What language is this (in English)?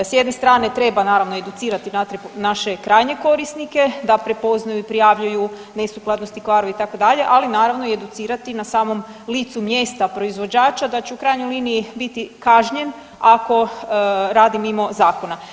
Croatian